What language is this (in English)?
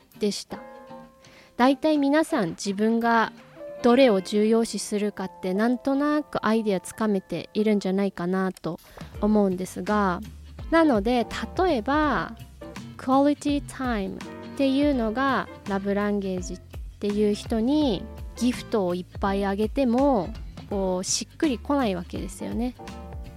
Japanese